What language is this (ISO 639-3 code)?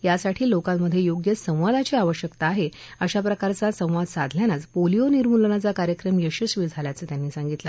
mar